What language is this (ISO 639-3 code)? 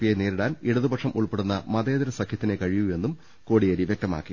mal